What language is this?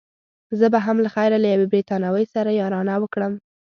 Pashto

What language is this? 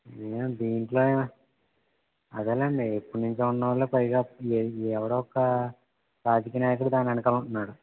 Telugu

